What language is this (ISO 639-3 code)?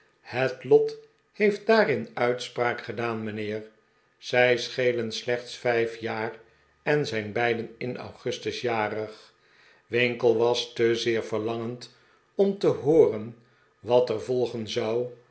nld